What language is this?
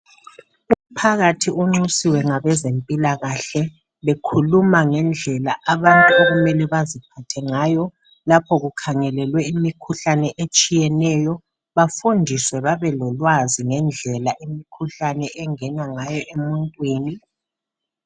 North Ndebele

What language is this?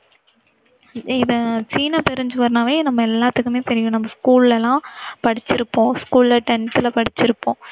Tamil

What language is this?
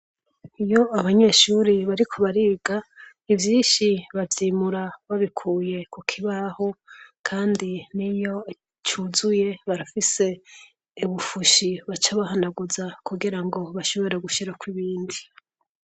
Rundi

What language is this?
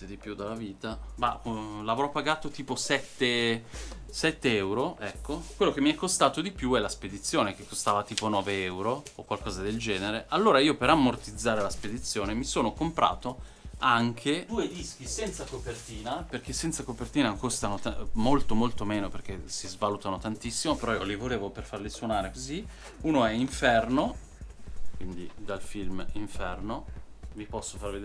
Italian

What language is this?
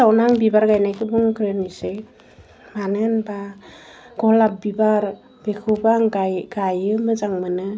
Bodo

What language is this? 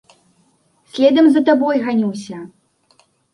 Belarusian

